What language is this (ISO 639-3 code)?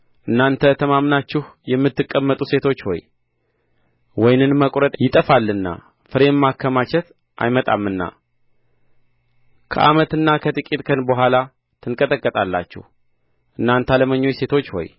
amh